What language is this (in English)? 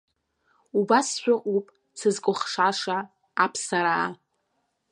Abkhazian